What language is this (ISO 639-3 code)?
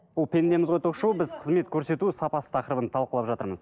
kaz